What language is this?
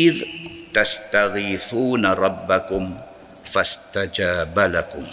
Malay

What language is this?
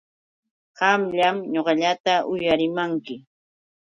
Yauyos Quechua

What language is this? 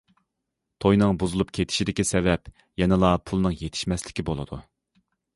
Uyghur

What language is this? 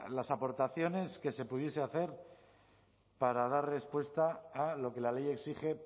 Spanish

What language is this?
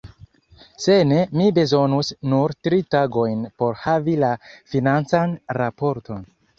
Esperanto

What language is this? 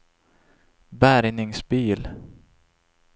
Swedish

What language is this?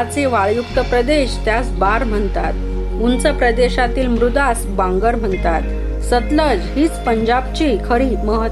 Marathi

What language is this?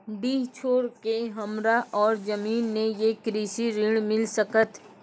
Maithili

